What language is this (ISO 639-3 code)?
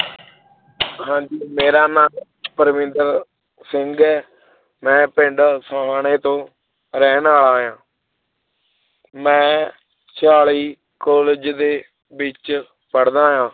pan